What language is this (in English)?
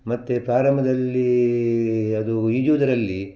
Kannada